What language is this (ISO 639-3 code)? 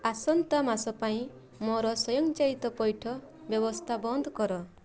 ori